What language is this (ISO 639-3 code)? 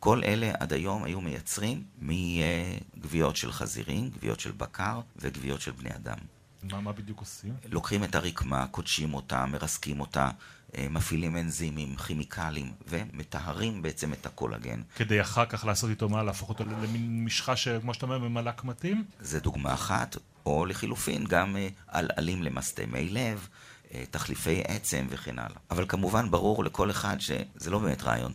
heb